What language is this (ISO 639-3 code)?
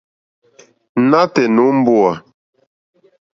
bri